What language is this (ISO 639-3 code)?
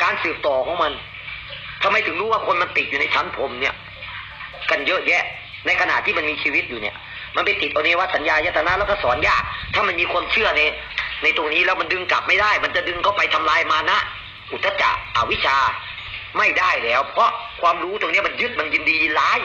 tha